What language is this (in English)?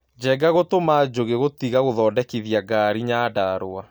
Kikuyu